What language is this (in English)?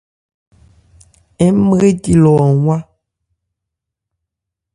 Ebrié